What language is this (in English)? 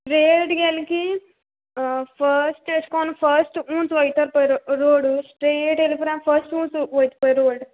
Konkani